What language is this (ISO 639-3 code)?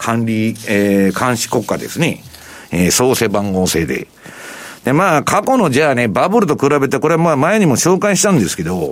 jpn